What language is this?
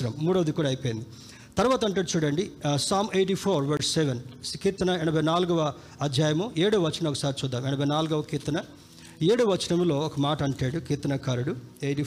Telugu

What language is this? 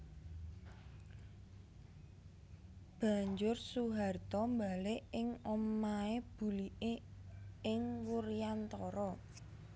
Javanese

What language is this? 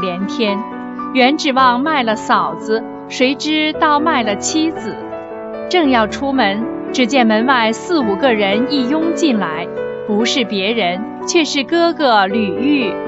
Chinese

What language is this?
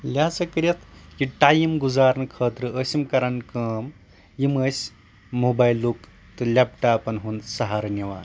Kashmiri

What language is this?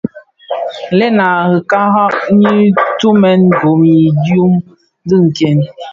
Bafia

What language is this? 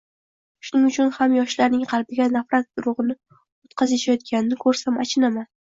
Uzbek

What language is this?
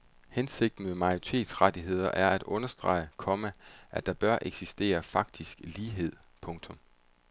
Danish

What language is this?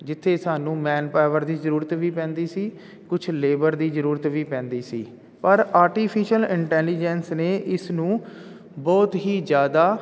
Punjabi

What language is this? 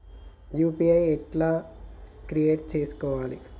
Telugu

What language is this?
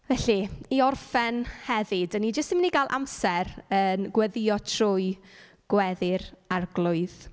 Welsh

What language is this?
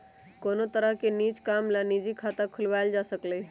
Magahi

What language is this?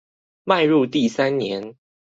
Chinese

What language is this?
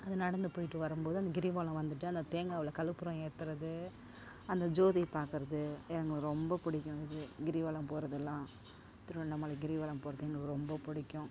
Tamil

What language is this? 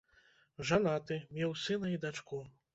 Belarusian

